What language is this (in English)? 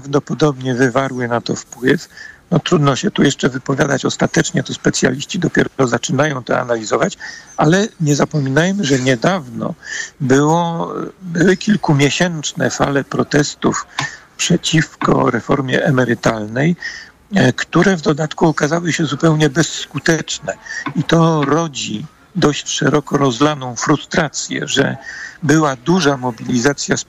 Polish